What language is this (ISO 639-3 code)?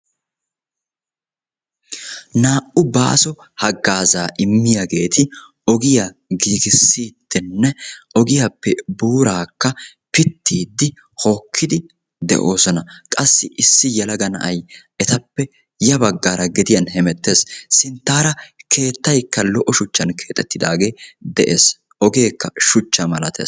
wal